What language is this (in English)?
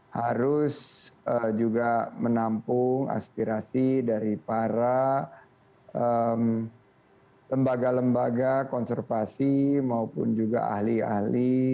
Indonesian